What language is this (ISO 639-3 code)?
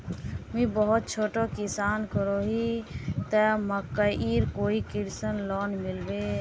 mag